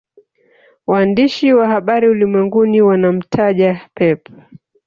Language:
Swahili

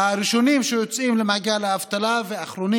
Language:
Hebrew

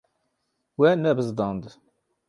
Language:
Kurdish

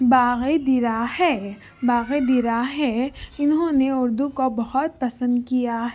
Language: Urdu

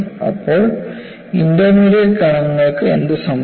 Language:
Malayalam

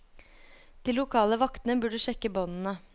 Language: Norwegian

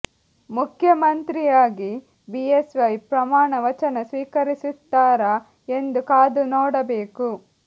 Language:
Kannada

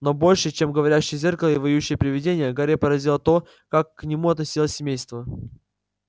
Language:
Russian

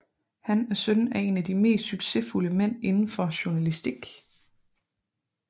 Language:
Danish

